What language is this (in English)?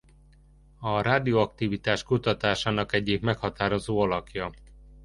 Hungarian